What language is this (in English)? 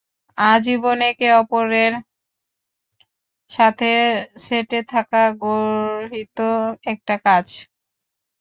Bangla